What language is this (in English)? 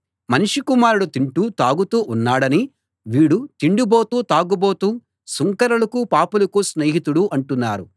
Telugu